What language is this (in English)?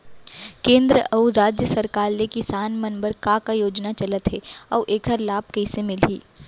Chhattisgarhi